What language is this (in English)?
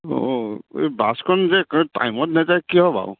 Assamese